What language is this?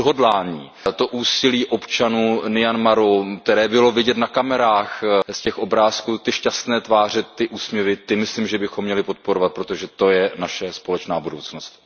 Czech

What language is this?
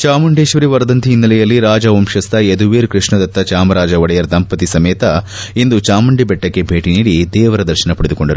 Kannada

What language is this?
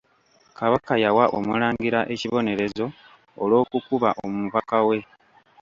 Ganda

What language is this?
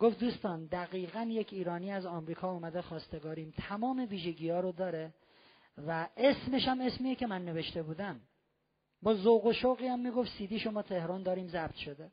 Persian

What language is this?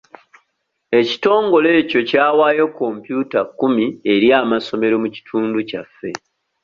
Ganda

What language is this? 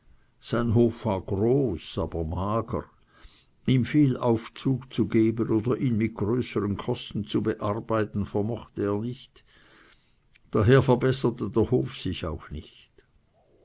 German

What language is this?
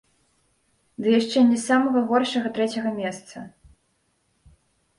Belarusian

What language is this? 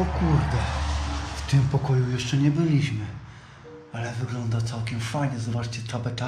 Polish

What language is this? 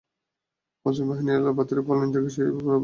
Bangla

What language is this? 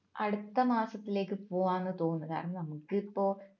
Malayalam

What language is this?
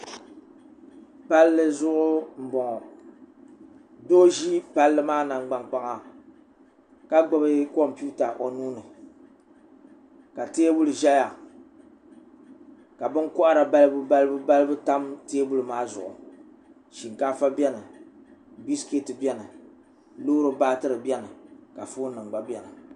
Dagbani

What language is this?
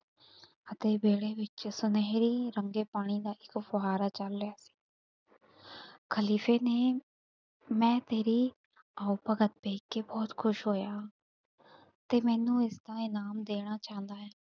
Punjabi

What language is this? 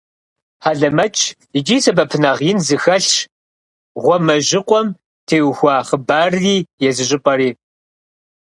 Kabardian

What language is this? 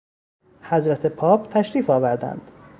Persian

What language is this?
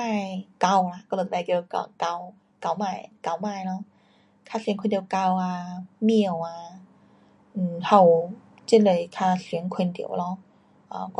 Pu-Xian Chinese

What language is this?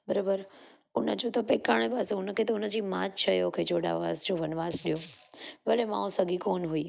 Sindhi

